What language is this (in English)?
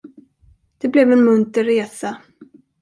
Swedish